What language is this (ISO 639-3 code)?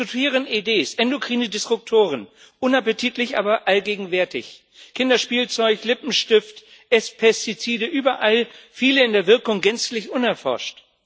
deu